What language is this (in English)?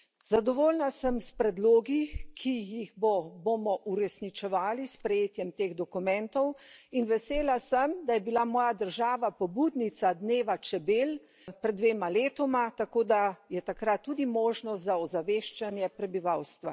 Slovenian